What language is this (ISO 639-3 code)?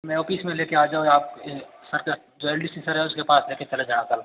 hin